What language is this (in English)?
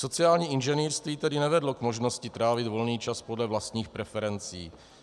Czech